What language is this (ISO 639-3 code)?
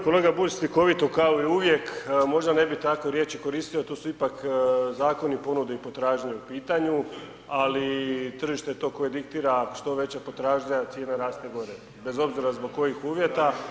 hrv